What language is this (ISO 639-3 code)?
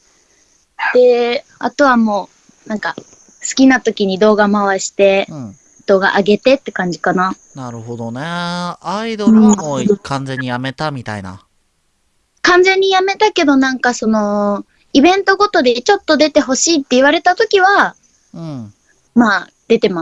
jpn